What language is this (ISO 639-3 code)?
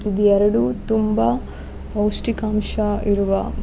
kan